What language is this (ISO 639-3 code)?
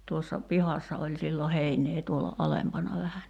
fin